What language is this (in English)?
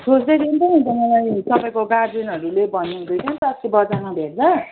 Nepali